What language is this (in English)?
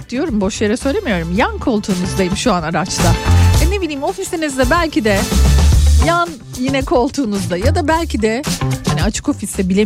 Turkish